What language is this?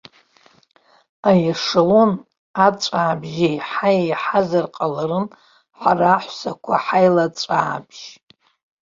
Abkhazian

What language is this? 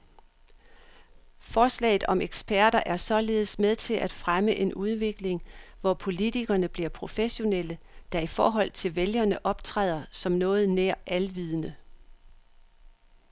Danish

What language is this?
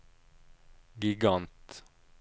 Norwegian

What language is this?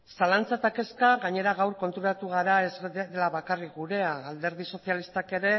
Basque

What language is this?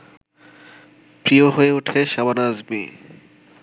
Bangla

